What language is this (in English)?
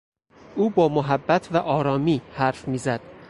Persian